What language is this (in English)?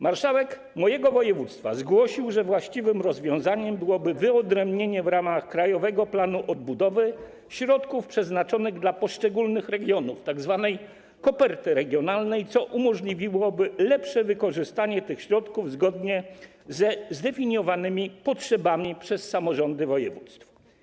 Polish